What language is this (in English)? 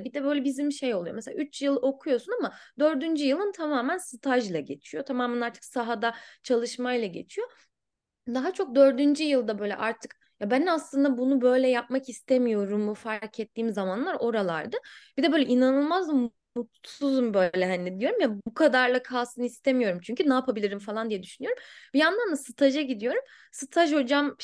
Turkish